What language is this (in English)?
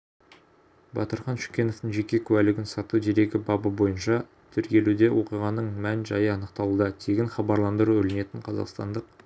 Kazakh